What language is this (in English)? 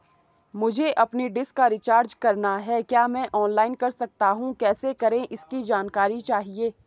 Hindi